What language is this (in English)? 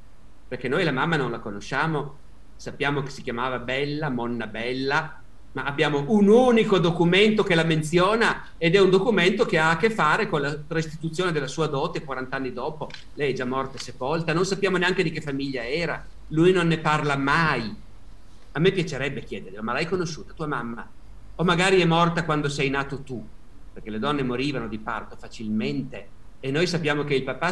Italian